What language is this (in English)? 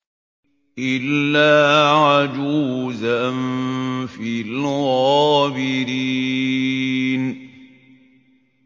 Arabic